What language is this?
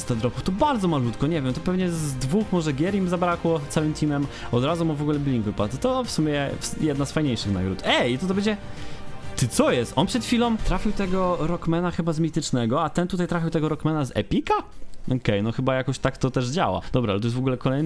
Polish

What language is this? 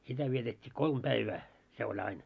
Finnish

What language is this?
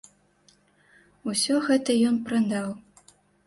Belarusian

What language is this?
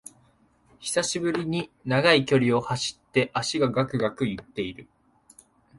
Japanese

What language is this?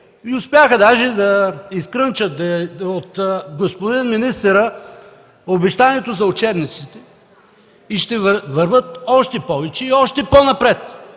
Bulgarian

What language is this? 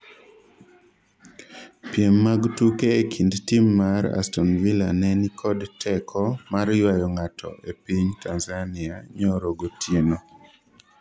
Luo (Kenya and Tanzania)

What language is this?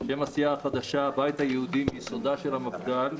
Hebrew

